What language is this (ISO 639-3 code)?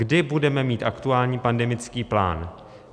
ces